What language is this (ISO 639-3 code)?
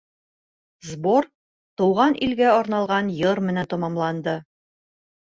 bak